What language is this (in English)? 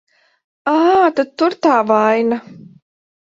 Latvian